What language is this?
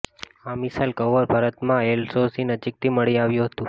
Gujarati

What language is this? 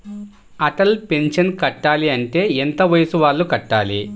Telugu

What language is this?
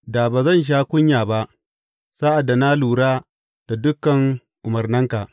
Hausa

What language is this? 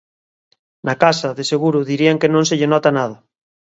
Galician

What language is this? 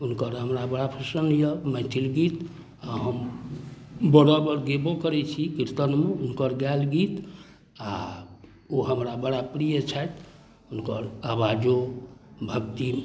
Maithili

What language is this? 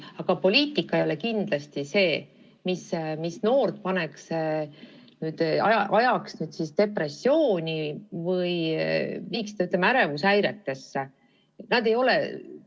Estonian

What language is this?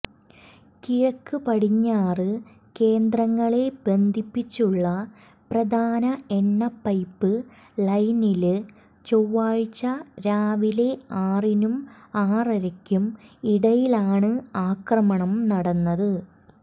Malayalam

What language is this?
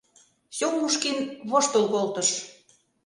Mari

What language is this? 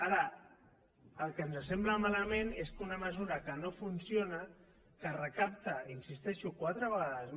Catalan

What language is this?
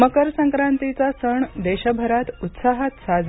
Marathi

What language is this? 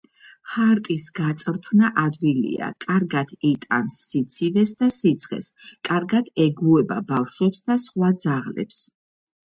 Georgian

